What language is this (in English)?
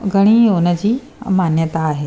Sindhi